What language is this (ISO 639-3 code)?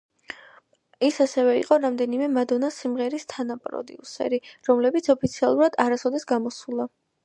kat